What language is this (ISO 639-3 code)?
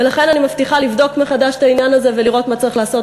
heb